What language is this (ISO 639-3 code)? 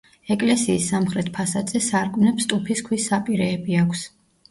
kat